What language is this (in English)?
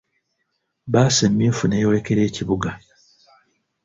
Ganda